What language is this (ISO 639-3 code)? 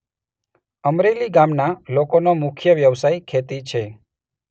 guj